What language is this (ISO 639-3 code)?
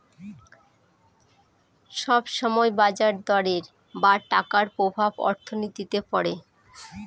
ben